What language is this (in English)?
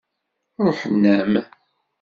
Kabyle